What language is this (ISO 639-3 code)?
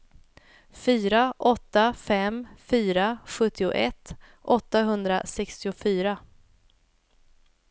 swe